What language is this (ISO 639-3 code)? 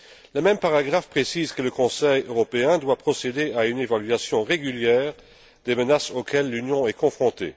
fra